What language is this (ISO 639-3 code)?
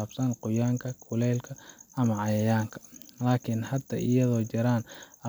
som